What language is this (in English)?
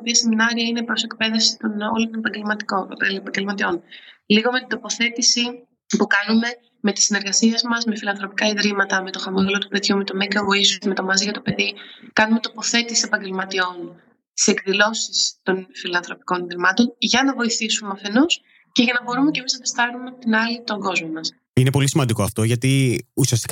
Greek